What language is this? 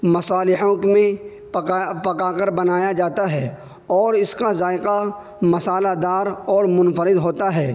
Urdu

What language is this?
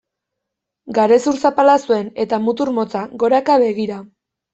Basque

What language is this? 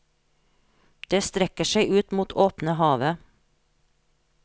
Norwegian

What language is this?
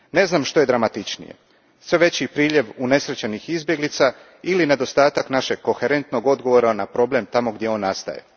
Croatian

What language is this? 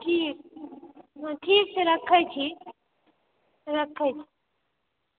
Maithili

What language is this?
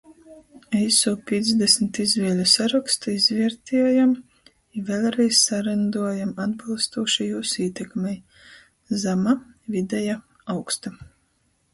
Latgalian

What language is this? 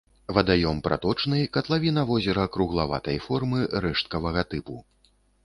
Belarusian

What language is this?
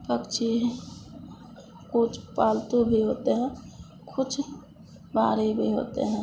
Hindi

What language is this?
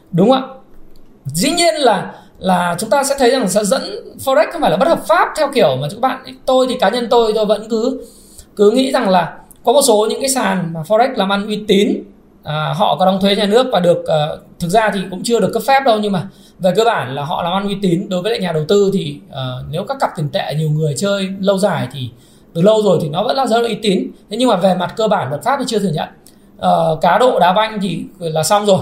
Vietnamese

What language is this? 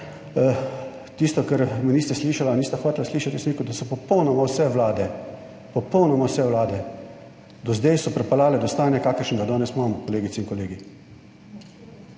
Slovenian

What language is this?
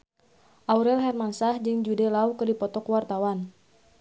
Sundanese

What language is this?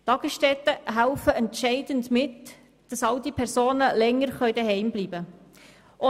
Swiss German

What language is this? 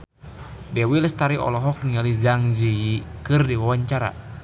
Sundanese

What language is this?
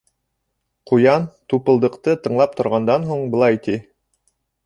Bashkir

